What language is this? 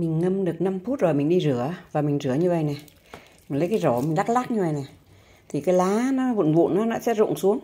Vietnamese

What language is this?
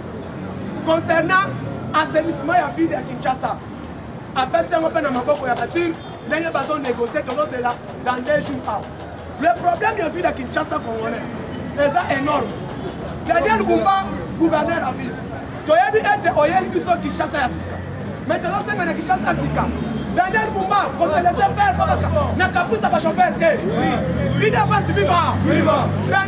French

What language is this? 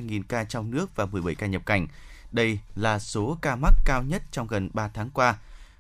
Vietnamese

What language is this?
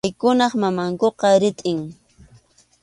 Arequipa-La Unión Quechua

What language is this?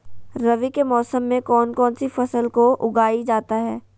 Magahi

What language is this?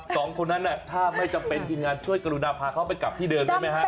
Thai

